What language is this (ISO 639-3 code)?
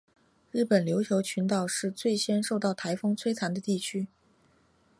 zho